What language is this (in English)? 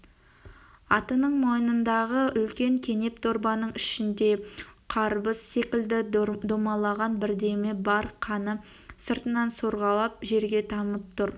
Kazakh